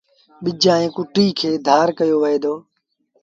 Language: Sindhi Bhil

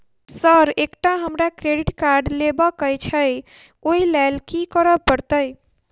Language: Maithili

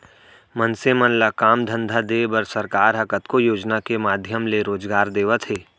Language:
Chhattisgarhi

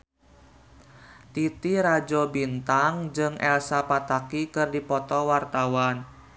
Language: Sundanese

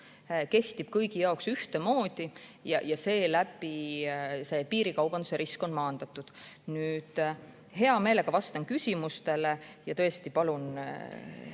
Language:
Estonian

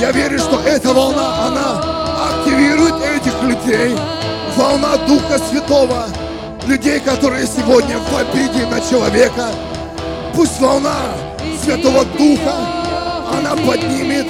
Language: Russian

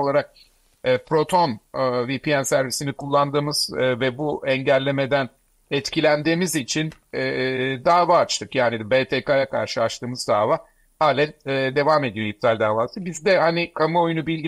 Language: Turkish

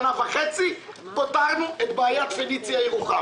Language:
Hebrew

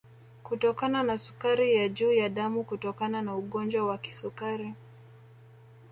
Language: Swahili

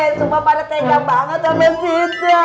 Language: Indonesian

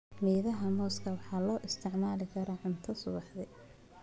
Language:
Somali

